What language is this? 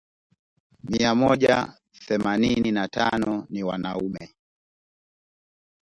Swahili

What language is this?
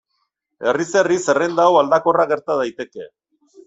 Basque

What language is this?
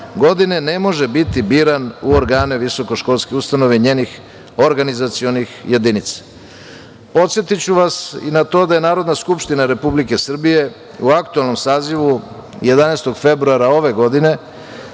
Serbian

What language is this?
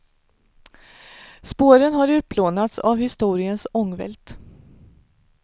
Swedish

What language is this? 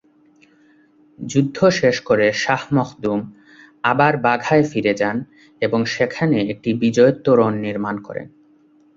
Bangla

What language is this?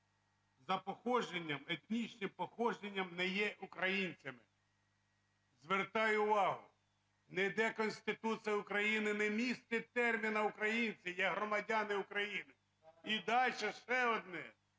Ukrainian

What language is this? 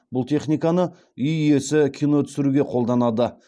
Kazakh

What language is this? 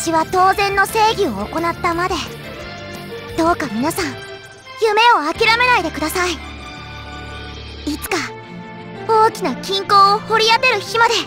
Japanese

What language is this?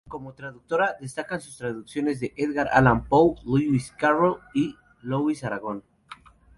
Spanish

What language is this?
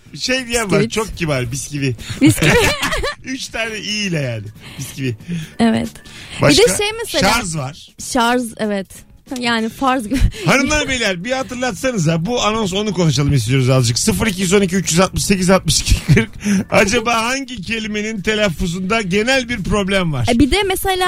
Turkish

